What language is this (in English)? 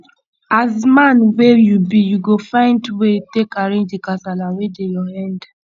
Nigerian Pidgin